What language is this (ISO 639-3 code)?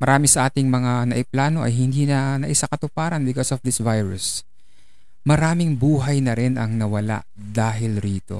fil